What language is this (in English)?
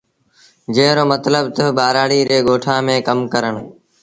Sindhi Bhil